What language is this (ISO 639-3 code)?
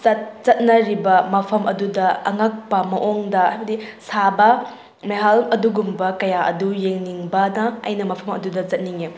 mni